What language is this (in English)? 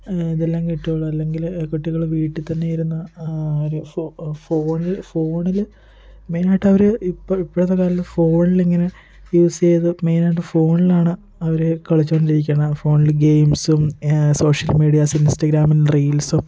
Malayalam